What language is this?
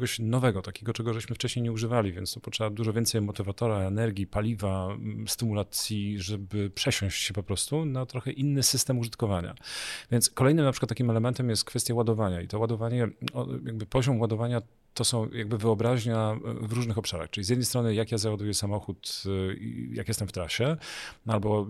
Polish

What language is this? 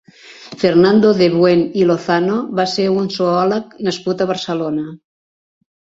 Catalan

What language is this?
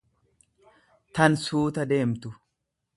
Oromo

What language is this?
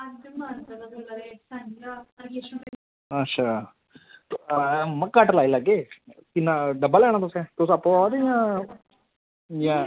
Dogri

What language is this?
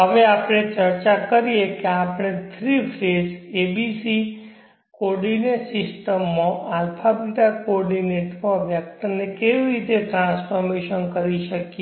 Gujarati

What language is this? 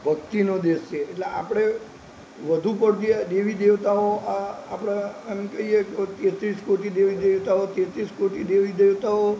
Gujarati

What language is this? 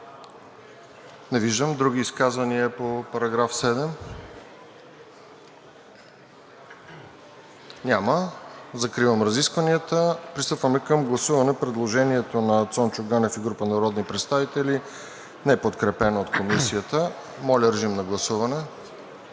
Bulgarian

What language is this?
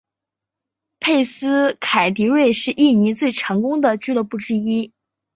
Chinese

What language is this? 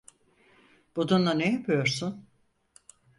Turkish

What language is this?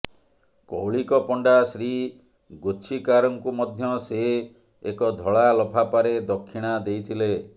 Odia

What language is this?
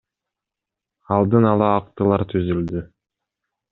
Kyrgyz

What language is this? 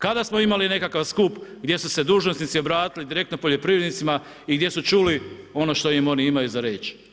Croatian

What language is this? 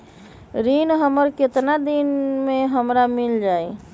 Magahi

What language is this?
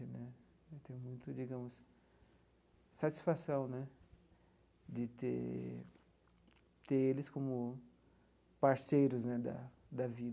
Portuguese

